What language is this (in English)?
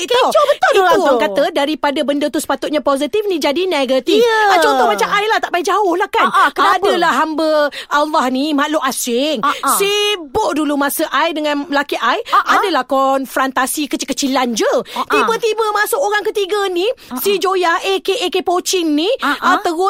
Malay